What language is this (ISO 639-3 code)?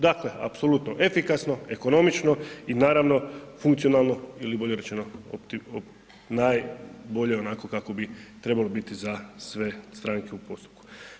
hrv